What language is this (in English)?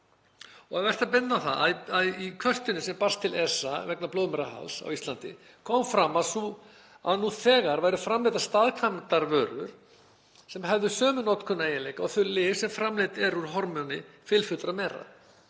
Icelandic